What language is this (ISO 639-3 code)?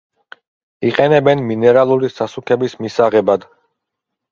kat